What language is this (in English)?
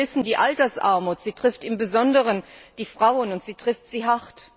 German